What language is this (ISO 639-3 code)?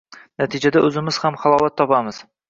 uzb